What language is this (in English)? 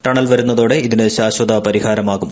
Malayalam